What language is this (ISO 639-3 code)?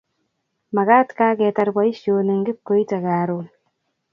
kln